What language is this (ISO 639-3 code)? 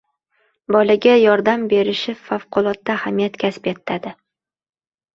uzb